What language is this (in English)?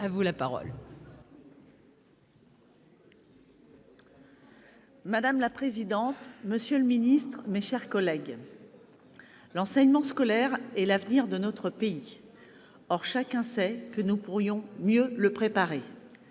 French